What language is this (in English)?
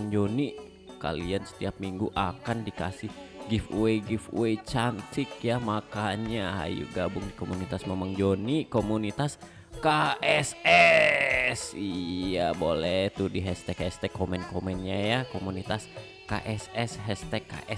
Indonesian